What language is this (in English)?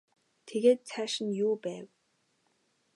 Mongolian